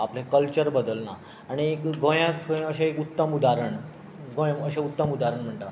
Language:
Konkani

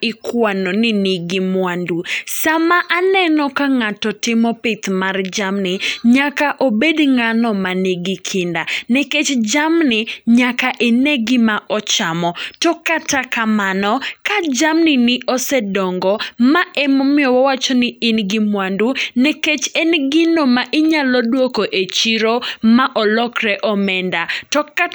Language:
Luo (Kenya and Tanzania)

